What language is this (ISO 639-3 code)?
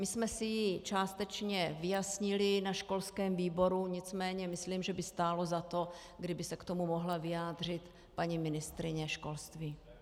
ces